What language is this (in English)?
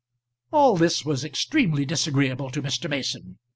English